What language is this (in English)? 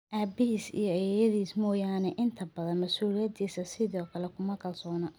Somali